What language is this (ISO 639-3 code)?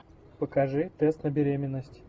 rus